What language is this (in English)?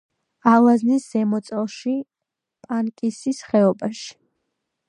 Georgian